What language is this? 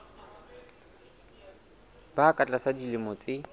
Southern Sotho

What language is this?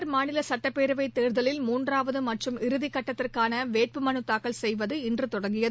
Tamil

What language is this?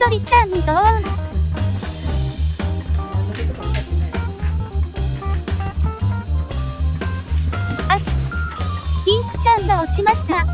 Japanese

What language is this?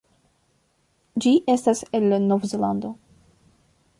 Esperanto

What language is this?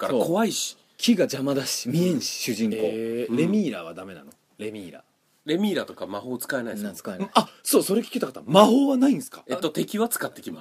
Japanese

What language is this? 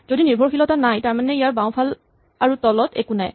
Assamese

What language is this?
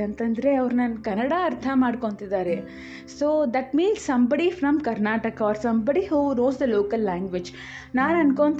Kannada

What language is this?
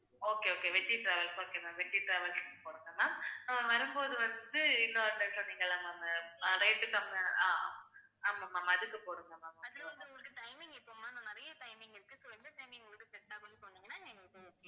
Tamil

